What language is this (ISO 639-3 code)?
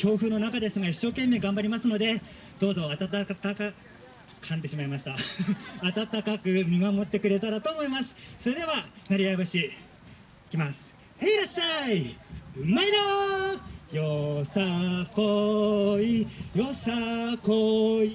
jpn